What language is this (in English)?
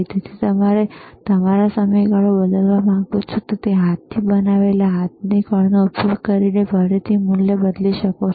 Gujarati